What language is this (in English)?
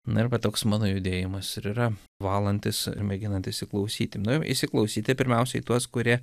Lithuanian